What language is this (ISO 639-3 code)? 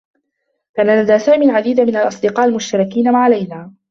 ara